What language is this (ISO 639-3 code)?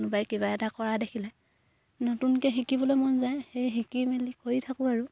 asm